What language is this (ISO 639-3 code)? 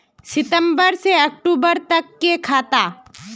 mag